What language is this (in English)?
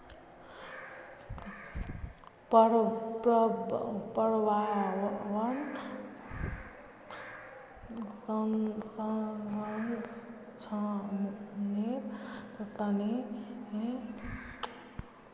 Magahi